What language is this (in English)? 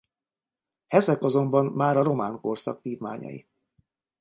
Hungarian